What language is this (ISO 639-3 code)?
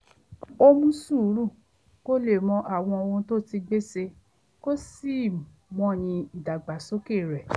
yor